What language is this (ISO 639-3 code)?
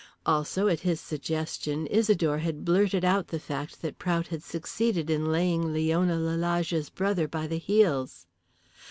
eng